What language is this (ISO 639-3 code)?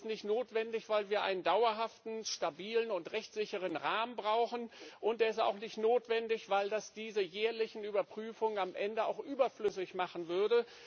deu